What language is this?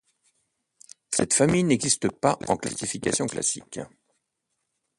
French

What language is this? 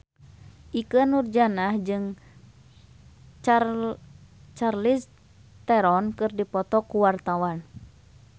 Sundanese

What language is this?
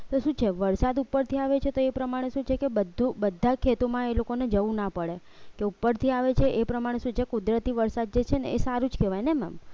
Gujarati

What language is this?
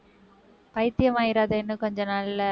Tamil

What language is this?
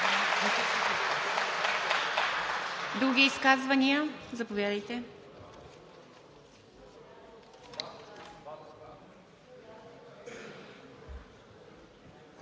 Bulgarian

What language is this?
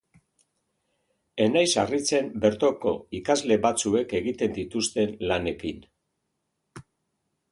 Basque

